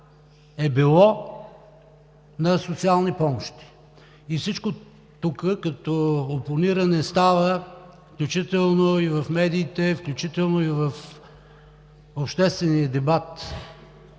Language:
Bulgarian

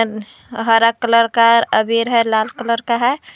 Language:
Hindi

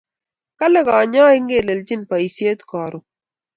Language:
Kalenjin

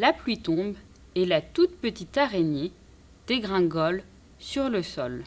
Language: French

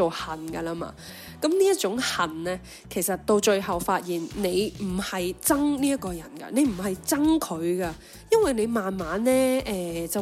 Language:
Chinese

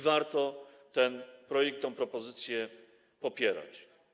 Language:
Polish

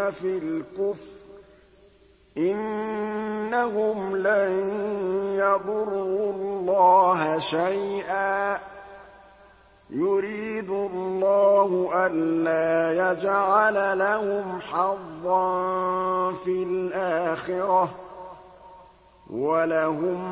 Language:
Arabic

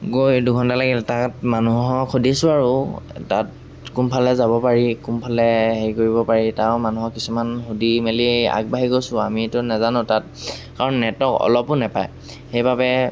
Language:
Assamese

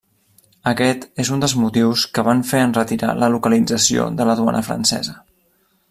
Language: Catalan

